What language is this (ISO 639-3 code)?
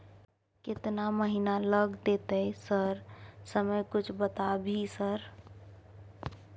mai